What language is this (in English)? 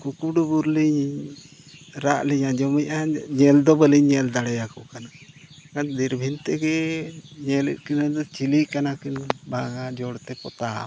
Santali